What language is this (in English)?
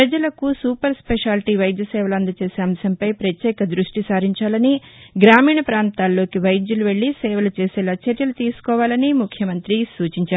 Telugu